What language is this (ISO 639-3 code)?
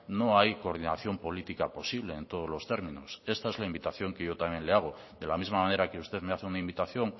spa